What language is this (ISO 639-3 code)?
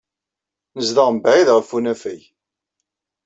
kab